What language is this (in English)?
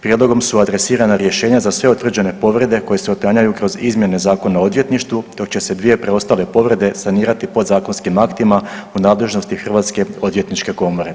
Croatian